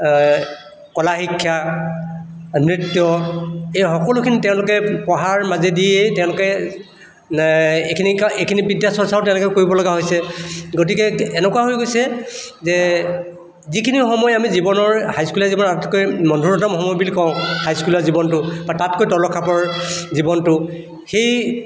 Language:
Assamese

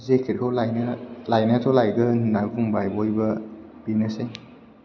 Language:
Bodo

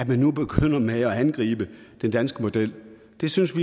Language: Danish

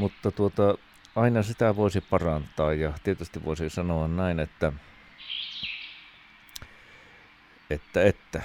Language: Finnish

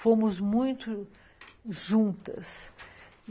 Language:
Portuguese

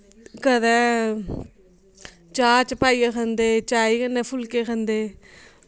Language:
Dogri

